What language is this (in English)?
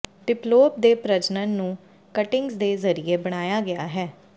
Punjabi